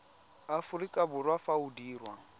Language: Tswana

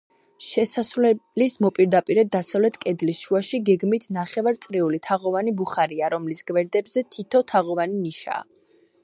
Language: Georgian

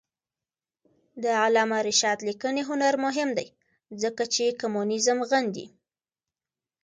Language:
Pashto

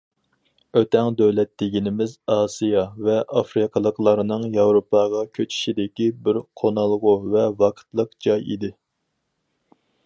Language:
Uyghur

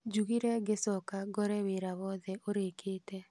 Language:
Kikuyu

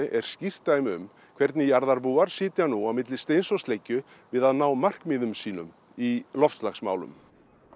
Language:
Icelandic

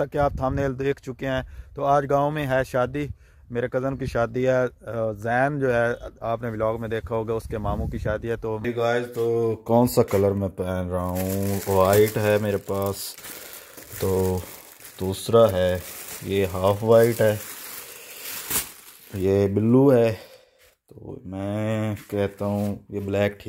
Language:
Hindi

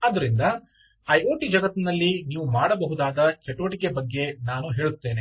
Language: Kannada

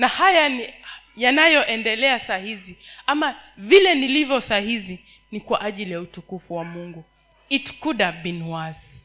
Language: Swahili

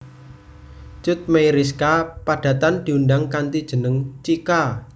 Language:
Javanese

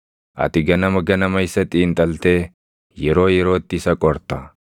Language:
Oromo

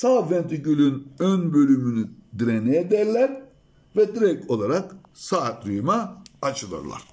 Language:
Turkish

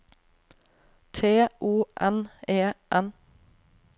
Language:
Norwegian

